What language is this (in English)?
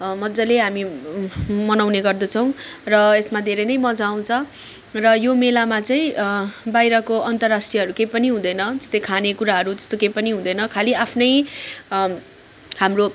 Nepali